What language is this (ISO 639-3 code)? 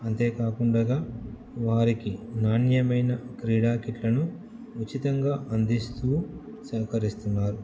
tel